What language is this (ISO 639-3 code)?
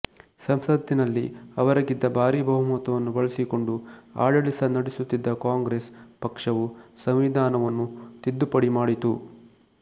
kan